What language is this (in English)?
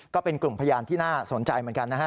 Thai